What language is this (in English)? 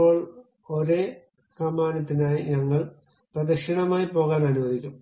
Malayalam